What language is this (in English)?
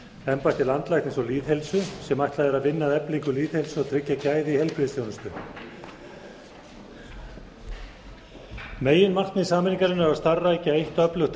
Icelandic